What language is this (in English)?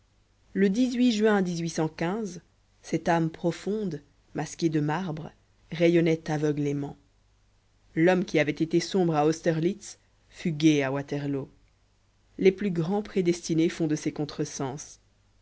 French